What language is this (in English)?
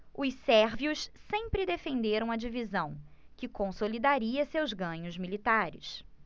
Portuguese